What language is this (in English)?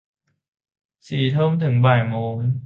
Thai